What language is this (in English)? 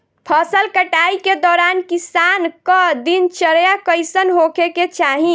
Bhojpuri